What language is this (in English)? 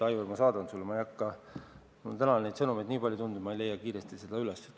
Estonian